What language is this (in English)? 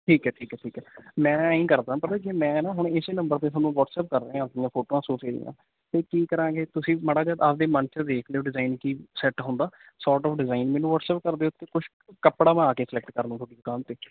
Punjabi